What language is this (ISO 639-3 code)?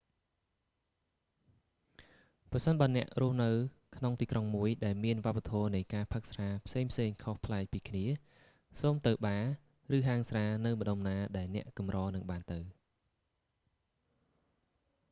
khm